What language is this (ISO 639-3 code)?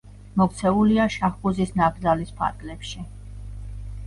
kat